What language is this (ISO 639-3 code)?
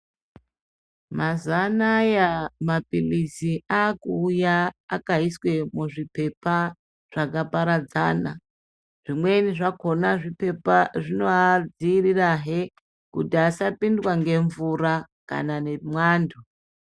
ndc